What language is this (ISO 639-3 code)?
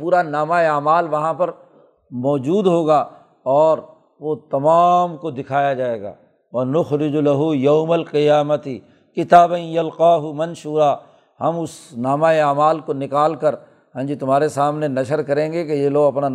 urd